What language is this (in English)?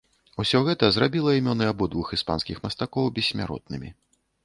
Belarusian